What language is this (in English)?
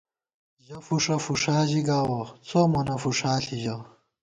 Gawar-Bati